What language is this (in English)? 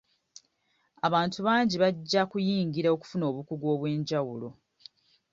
Ganda